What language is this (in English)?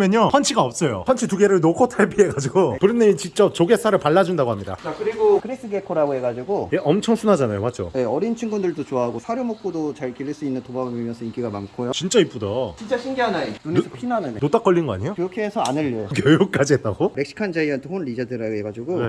Korean